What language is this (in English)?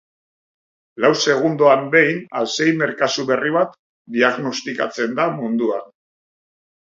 Basque